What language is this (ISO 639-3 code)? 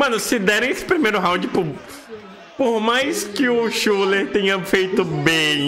por